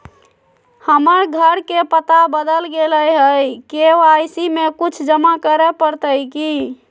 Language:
Magahi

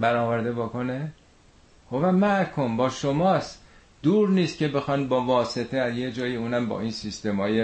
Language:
Persian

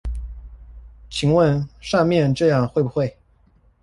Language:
Chinese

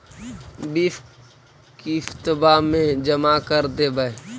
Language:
Magahi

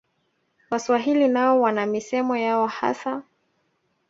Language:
Swahili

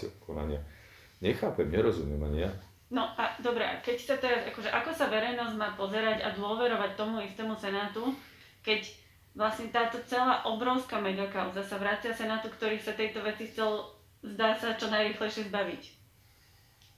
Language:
Slovak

